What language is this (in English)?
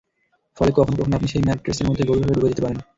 Bangla